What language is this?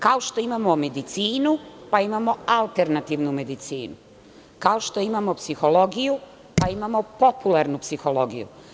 Serbian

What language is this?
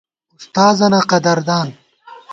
Gawar-Bati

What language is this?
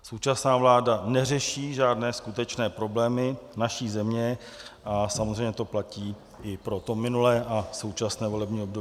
Czech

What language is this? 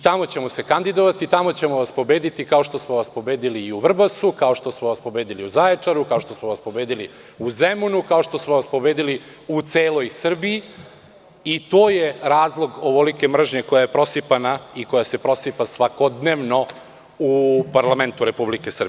Serbian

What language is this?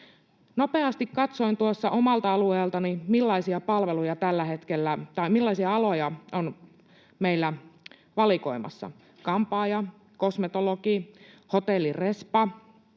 Finnish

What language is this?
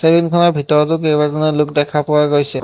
Assamese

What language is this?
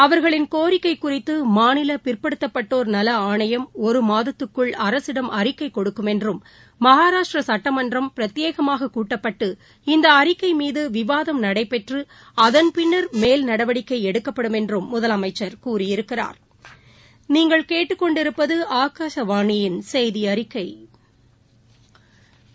Tamil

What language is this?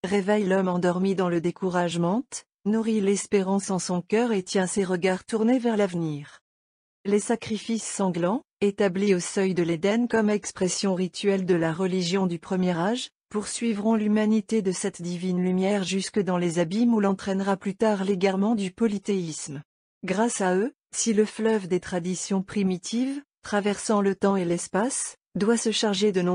French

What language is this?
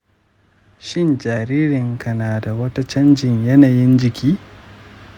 Hausa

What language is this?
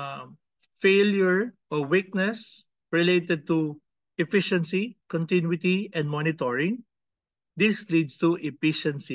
Filipino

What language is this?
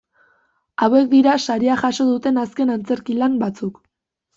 Basque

